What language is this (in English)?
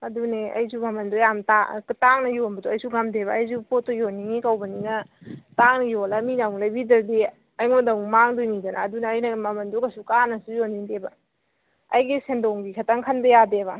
Manipuri